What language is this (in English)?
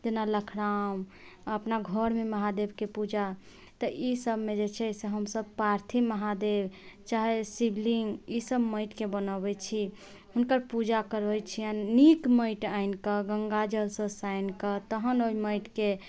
Maithili